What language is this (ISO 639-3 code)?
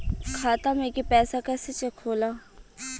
bho